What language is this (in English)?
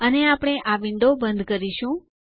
Gujarati